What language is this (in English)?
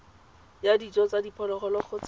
Tswana